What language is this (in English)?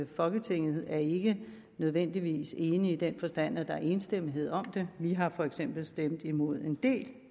Danish